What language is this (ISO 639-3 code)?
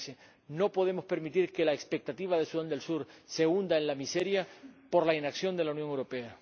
spa